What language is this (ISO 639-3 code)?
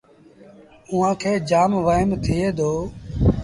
sbn